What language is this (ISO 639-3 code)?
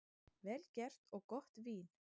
isl